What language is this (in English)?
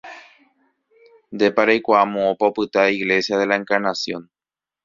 Guarani